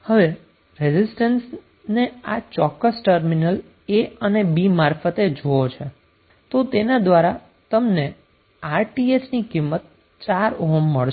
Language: Gujarati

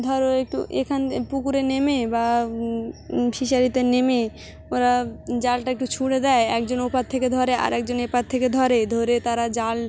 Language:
Bangla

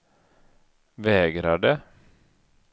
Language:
Swedish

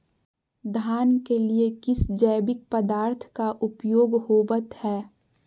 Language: Magahi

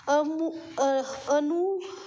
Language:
Marathi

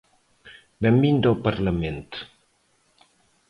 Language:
Galician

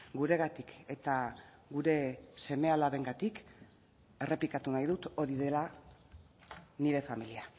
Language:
Basque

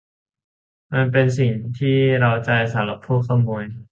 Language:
Thai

